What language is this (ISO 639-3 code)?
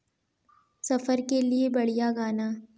hin